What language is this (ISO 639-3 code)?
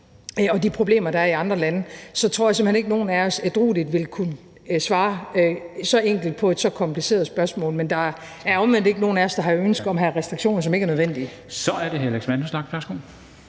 dan